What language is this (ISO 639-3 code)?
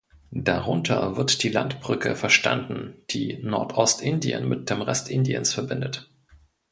deu